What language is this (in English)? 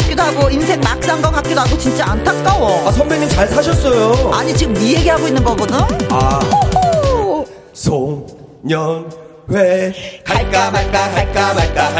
Korean